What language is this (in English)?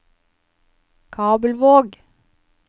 Norwegian